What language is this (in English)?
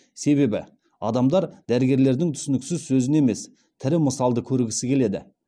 Kazakh